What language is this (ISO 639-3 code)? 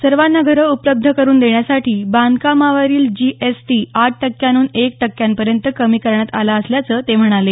mar